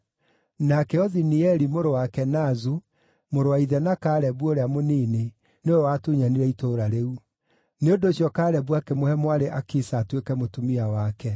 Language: Kikuyu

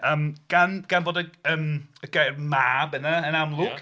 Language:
Welsh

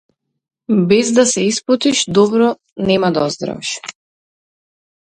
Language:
Macedonian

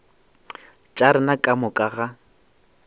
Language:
Northern Sotho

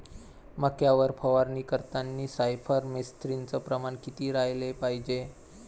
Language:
Marathi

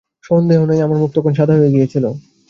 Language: Bangla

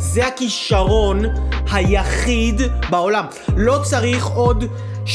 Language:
Hebrew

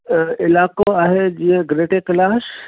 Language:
Sindhi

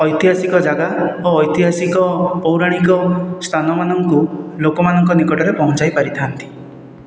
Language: Odia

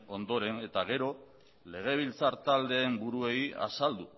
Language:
Basque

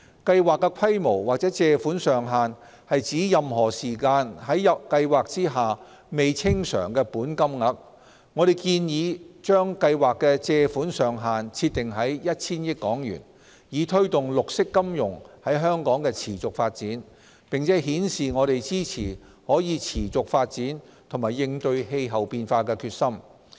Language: Cantonese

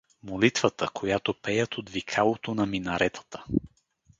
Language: Bulgarian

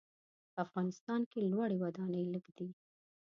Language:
Pashto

